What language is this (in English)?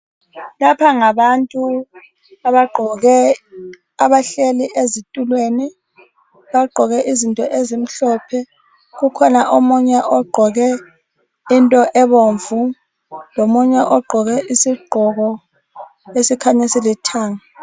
North Ndebele